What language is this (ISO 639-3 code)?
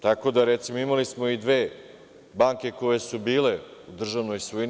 srp